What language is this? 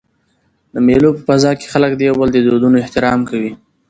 Pashto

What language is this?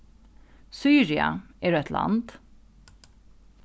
Faroese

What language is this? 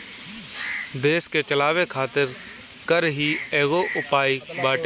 Bhojpuri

